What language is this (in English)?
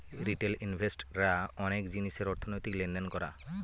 Bangla